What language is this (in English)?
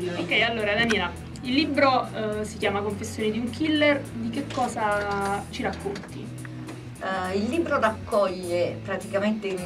Italian